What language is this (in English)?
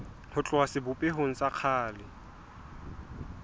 Southern Sotho